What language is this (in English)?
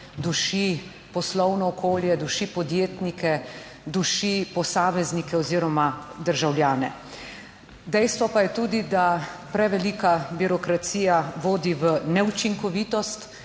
Slovenian